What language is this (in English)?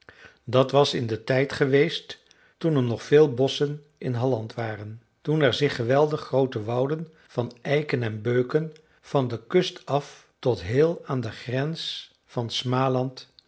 Dutch